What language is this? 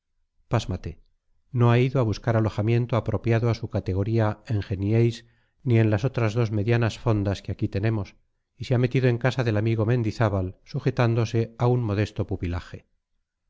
Spanish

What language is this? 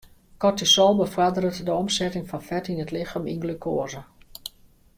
Western Frisian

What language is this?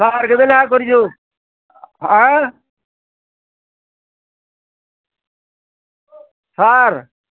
Odia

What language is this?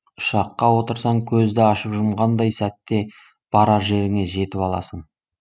Kazakh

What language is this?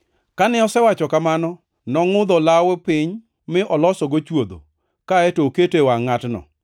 Luo (Kenya and Tanzania)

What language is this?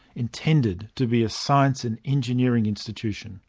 English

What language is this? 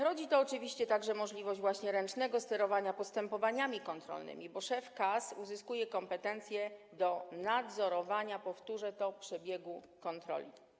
Polish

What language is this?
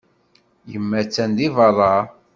Kabyle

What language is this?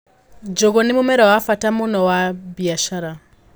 Kikuyu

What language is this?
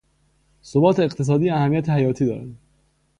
Persian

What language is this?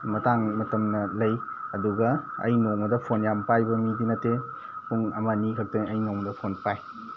Manipuri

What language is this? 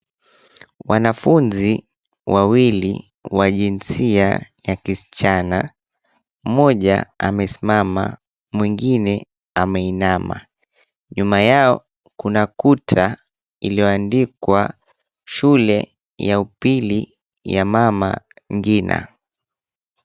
Swahili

